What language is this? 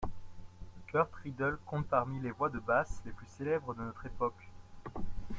French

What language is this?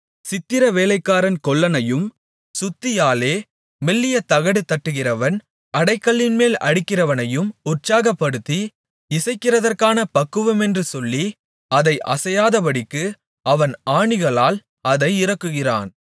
Tamil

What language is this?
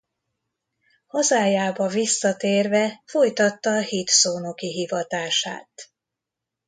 Hungarian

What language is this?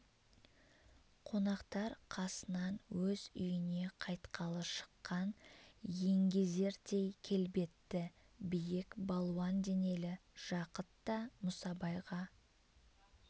Kazakh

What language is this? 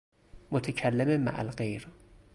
Persian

